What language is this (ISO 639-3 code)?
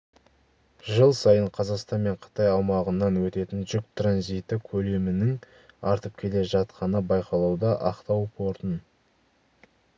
kaz